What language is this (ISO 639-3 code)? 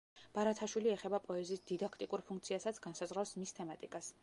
kat